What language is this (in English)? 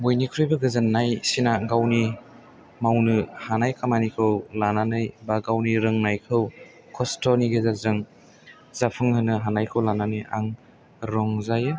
Bodo